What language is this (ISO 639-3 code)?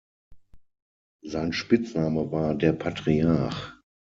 deu